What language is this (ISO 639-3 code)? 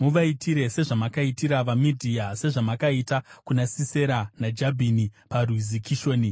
sna